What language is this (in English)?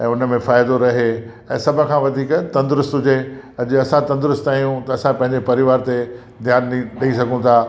Sindhi